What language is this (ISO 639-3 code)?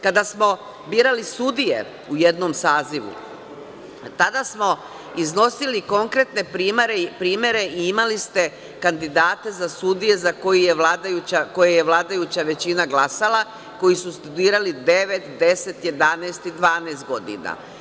srp